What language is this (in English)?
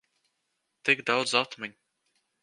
Latvian